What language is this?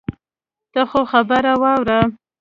Pashto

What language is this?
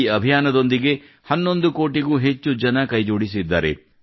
Kannada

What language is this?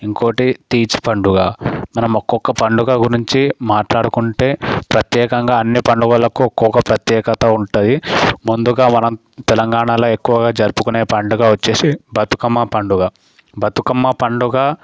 Telugu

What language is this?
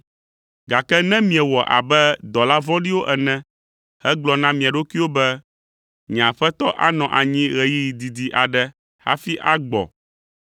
Ewe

